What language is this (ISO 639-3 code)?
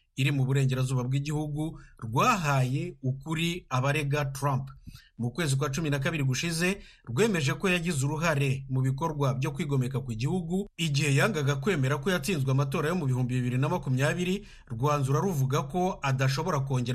swa